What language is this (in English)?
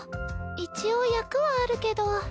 Japanese